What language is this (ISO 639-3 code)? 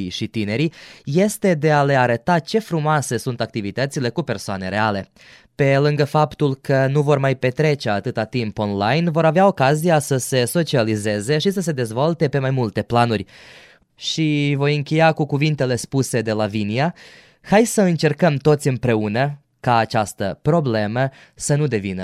ron